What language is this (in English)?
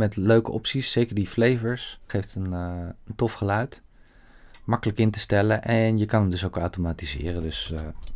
Dutch